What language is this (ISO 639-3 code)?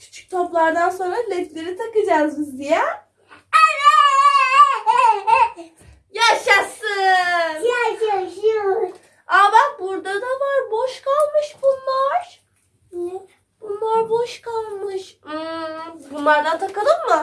tur